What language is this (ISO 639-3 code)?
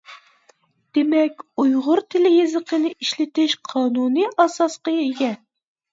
uig